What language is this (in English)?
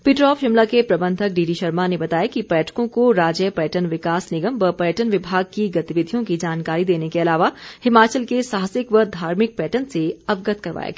Hindi